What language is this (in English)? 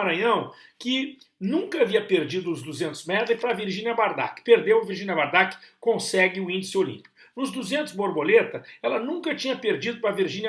Portuguese